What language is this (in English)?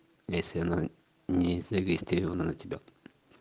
Russian